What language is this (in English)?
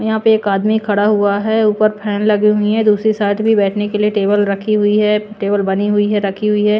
Hindi